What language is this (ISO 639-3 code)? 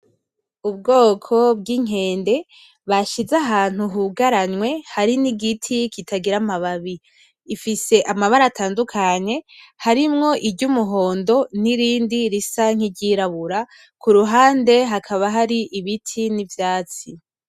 run